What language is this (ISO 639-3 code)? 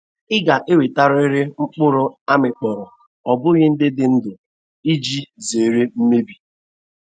ibo